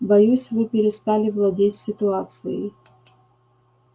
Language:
Russian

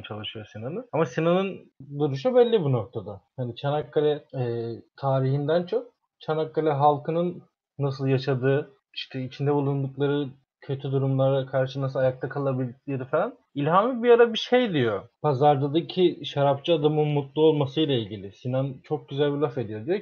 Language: Turkish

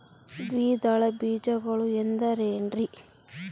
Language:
Kannada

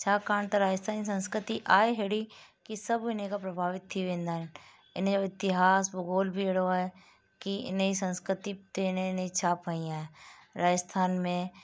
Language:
Sindhi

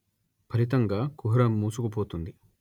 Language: Telugu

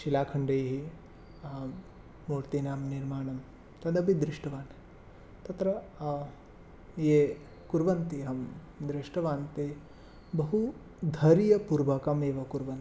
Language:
Sanskrit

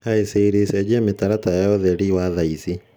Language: Kikuyu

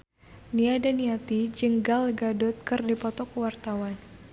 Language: Sundanese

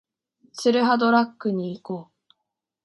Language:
Japanese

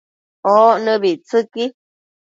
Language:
Matsés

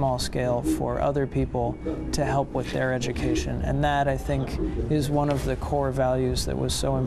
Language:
Korean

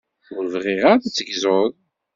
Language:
Kabyle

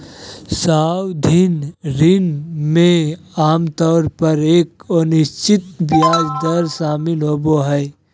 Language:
Magahi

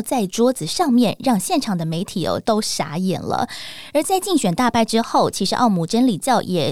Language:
Chinese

